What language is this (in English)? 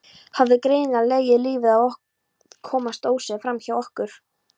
Icelandic